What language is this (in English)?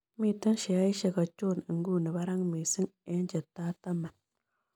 Kalenjin